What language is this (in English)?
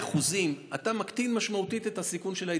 Hebrew